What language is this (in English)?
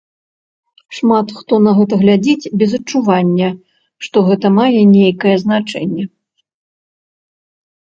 Belarusian